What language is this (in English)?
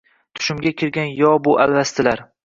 Uzbek